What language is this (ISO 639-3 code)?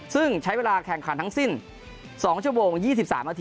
tha